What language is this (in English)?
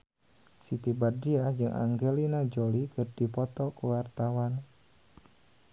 Sundanese